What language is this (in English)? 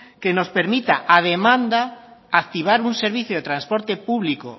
Spanish